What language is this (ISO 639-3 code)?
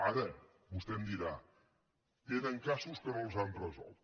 cat